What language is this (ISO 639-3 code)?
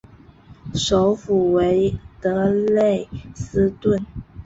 zho